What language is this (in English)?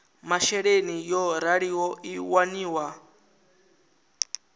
Venda